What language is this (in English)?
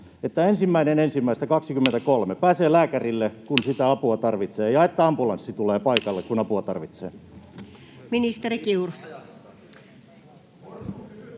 Finnish